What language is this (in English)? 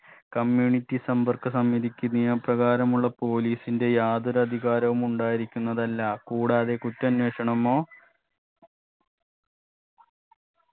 Malayalam